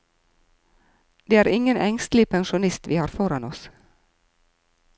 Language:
Norwegian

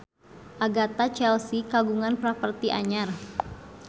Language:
Sundanese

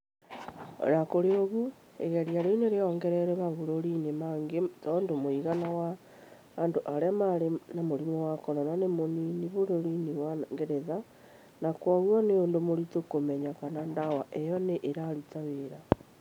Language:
Kikuyu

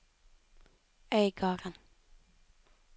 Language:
Norwegian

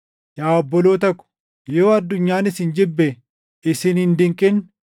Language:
Oromo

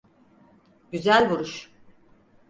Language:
Turkish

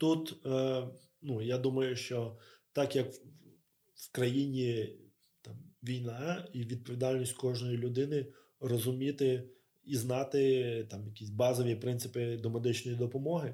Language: Ukrainian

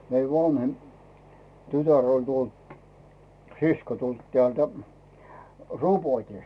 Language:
Finnish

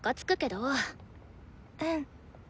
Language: Japanese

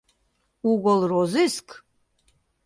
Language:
Mari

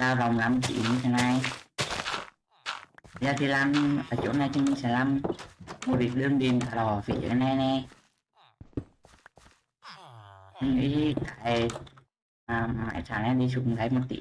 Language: Vietnamese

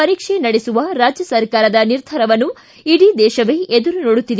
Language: Kannada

